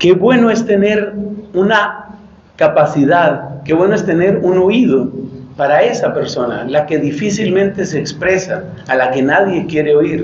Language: Spanish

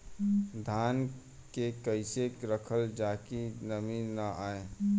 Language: Bhojpuri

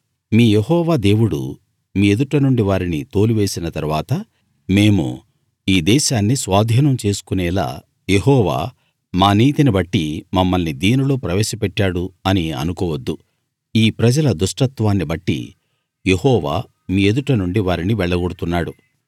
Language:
Telugu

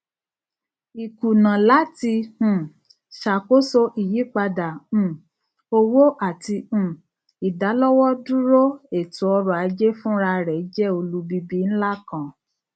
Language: Yoruba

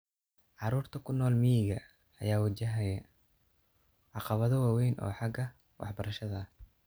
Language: Somali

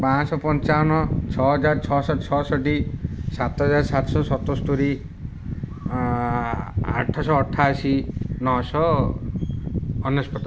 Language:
Odia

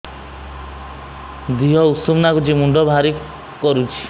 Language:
Odia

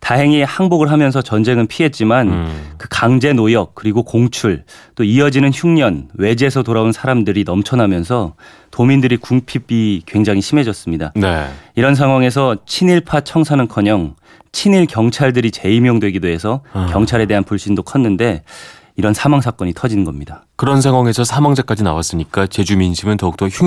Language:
Korean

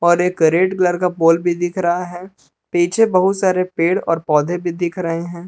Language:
Hindi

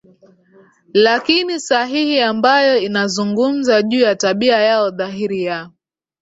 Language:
Swahili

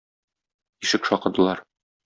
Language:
Tatar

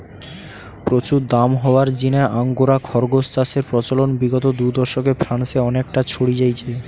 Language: Bangla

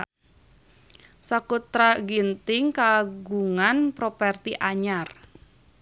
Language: Sundanese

